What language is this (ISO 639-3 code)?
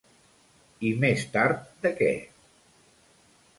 cat